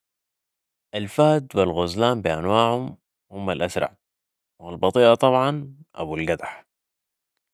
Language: Sudanese Arabic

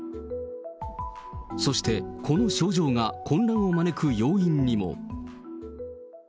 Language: Japanese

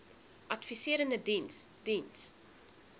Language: Afrikaans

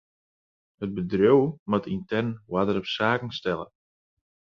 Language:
Western Frisian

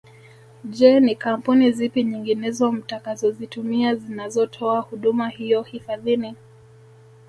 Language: Swahili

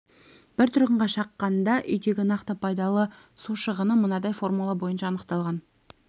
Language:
Kazakh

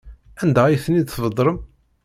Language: Kabyle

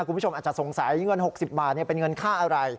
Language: Thai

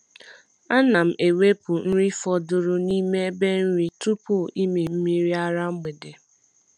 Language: Igbo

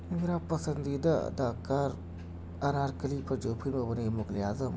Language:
Urdu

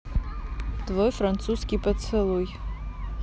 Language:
Russian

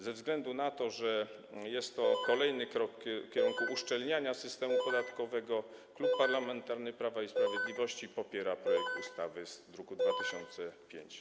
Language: Polish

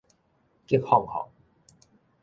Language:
Min Nan Chinese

